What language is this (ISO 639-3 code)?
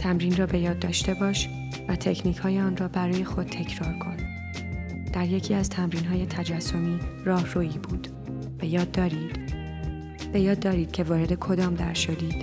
fas